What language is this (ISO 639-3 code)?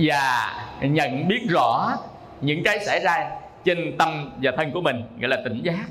vie